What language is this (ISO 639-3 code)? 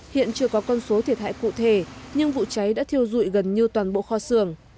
vie